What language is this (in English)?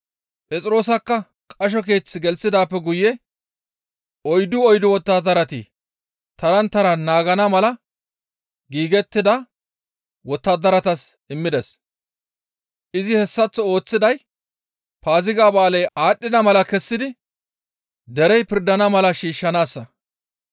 Gamo